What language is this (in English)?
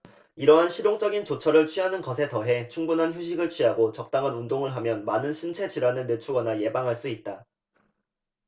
Korean